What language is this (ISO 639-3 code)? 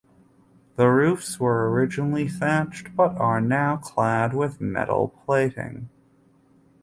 eng